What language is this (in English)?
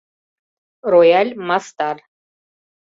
Mari